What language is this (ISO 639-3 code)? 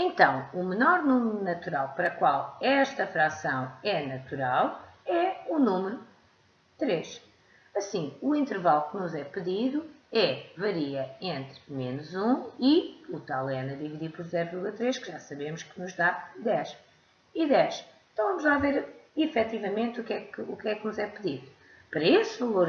por